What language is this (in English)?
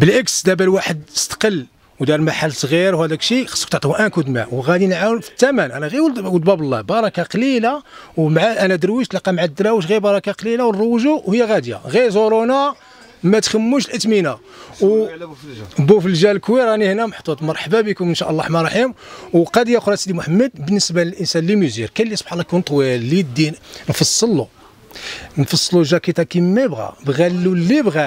Arabic